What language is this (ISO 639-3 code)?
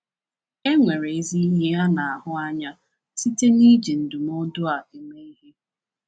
ibo